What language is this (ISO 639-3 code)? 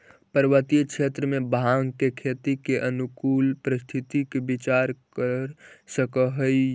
mag